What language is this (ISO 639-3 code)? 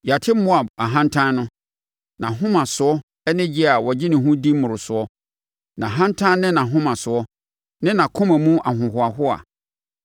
aka